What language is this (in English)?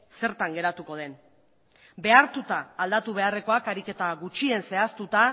Basque